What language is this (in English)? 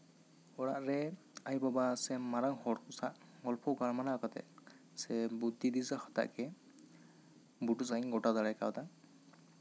Santali